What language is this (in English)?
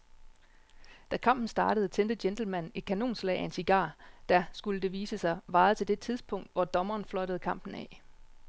Danish